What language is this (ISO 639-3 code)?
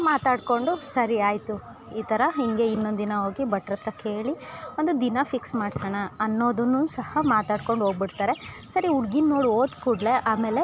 kan